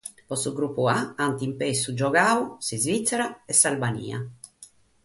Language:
Sardinian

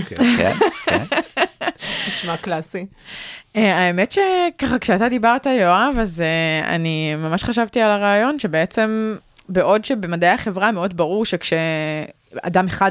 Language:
Hebrew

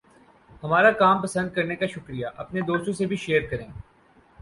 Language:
Urdu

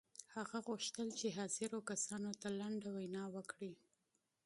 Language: Pashto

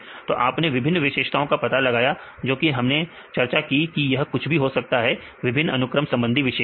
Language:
Hindi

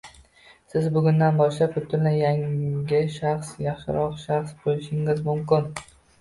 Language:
Uzbek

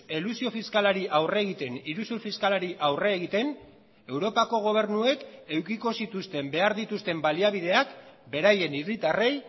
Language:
Basque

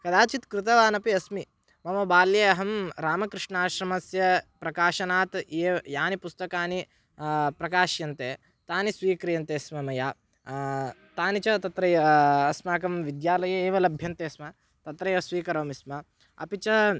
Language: Sanskrit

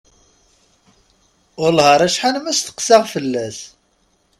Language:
Kabyle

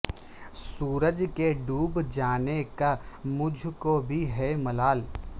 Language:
Urdu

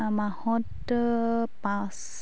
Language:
Assamese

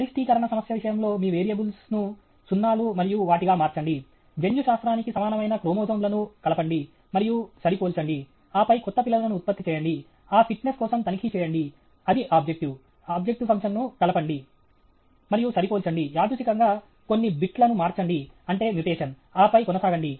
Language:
Telugu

